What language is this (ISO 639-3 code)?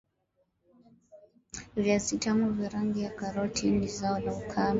swa